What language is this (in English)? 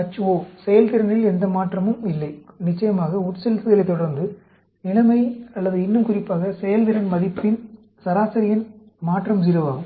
Tamil